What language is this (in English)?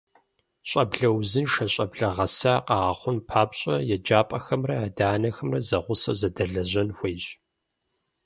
Kabardian